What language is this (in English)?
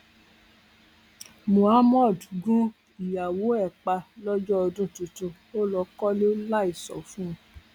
Yoruba